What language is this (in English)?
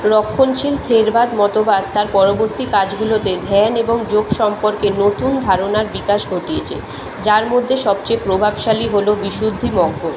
Bangla